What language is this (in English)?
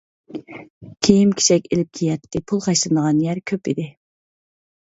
Uyghur